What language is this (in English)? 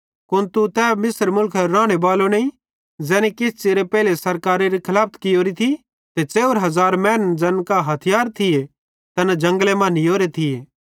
Bhadrawahi